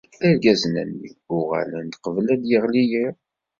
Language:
Kabyle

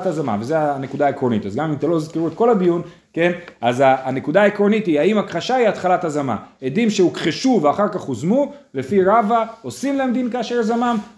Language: Hebrew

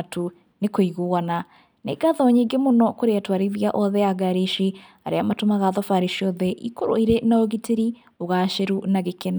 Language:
Kikuyu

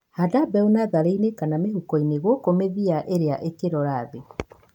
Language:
Kikuyu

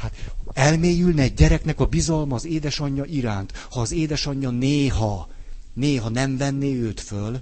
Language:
Hungarian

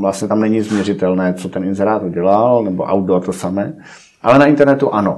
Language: Czech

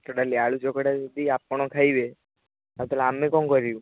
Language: Odia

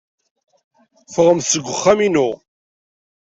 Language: Kabyle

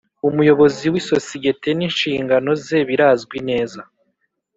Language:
Kinyarwanda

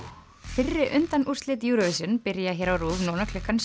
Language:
Icelandic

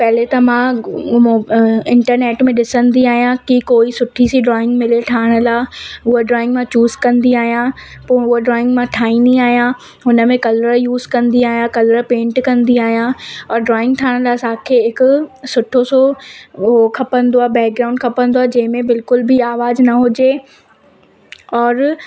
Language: Sindhi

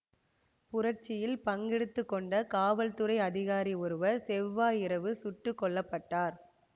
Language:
Tamil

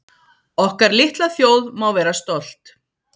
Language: Icelandic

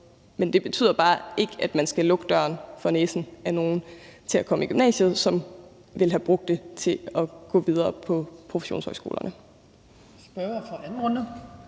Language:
Danish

